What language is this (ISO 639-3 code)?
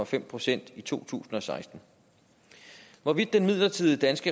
dan